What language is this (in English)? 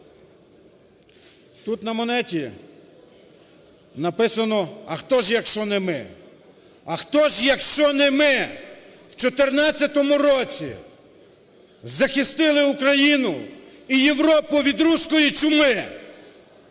Ukrainian